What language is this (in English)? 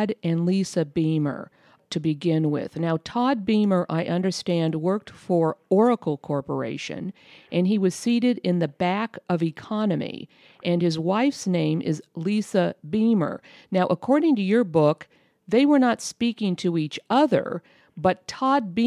English